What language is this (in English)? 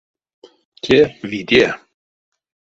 Erzya